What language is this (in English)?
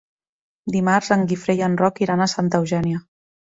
Catalan